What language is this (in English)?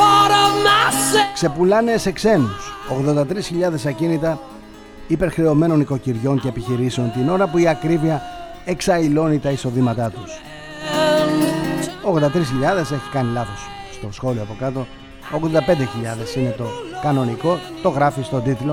Greek